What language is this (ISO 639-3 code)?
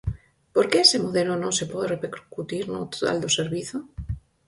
glg